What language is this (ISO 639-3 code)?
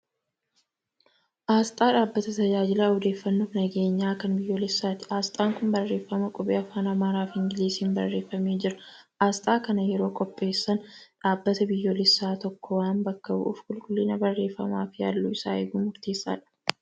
orm